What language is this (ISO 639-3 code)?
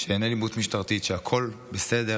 heb